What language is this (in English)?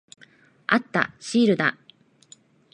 Japanese